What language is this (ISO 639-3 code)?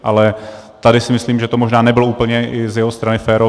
ces